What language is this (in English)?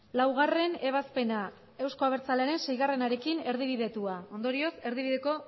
Basque